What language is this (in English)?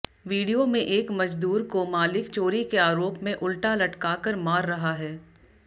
Hindi